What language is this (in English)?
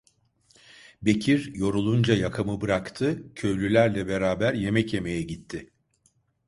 Turkish